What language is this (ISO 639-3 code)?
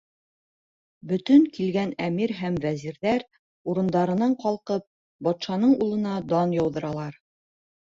bak